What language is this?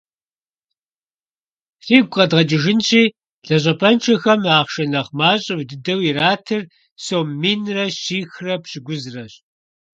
Kabardian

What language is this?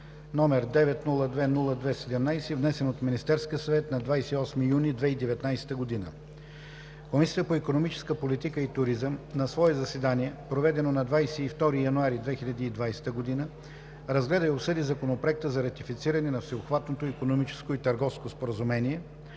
Bulgarian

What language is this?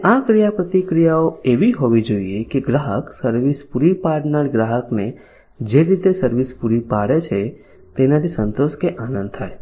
Gujarati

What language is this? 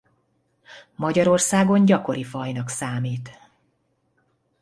Hungarian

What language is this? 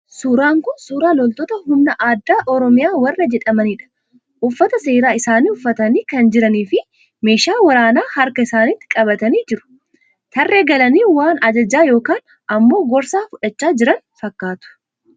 Oromo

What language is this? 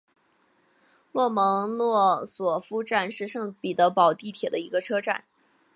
Chinese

